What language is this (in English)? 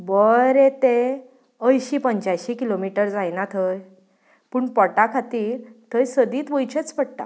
Konkani